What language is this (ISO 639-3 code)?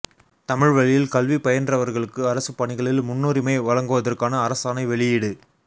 tam